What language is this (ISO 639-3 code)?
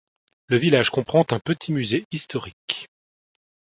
fra